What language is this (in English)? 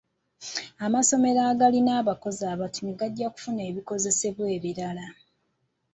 Ganda